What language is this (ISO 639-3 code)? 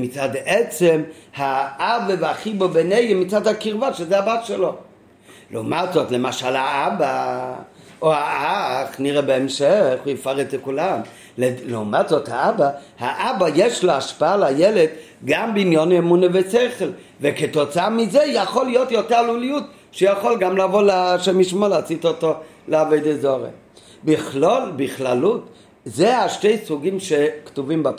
heb